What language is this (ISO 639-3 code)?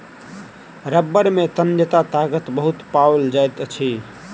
mai